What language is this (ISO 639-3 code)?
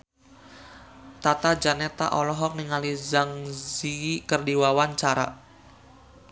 sun